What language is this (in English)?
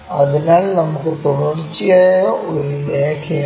Malayalam